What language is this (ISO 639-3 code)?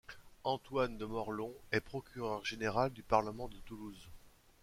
fra